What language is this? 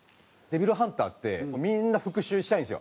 Japanese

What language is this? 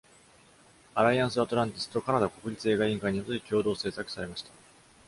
Japanese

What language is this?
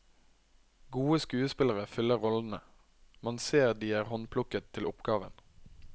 Norwegian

